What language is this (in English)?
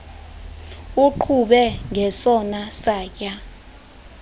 Xhosa